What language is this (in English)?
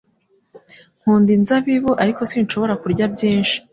Kinyarwanda